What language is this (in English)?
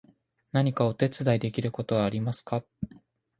Japanese